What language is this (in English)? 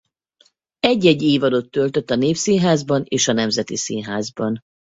Hungarian